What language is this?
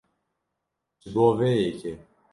Kurdish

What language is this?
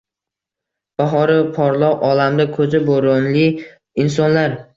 Uzbek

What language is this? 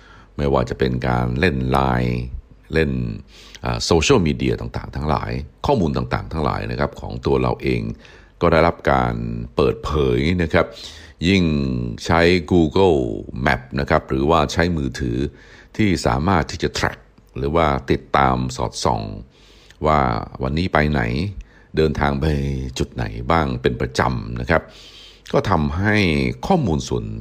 Thai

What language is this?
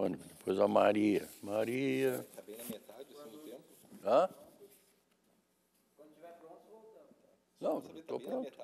Portuguese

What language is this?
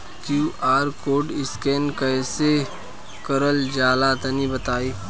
Bhojpuri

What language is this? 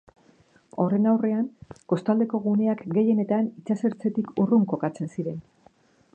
Basque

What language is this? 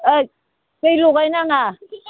Bodo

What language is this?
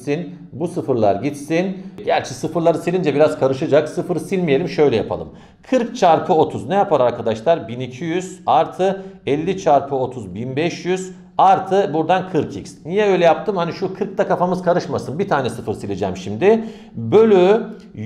Turkish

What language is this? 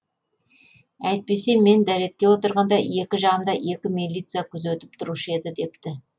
Kazakh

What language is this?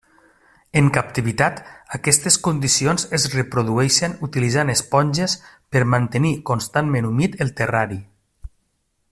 Catalan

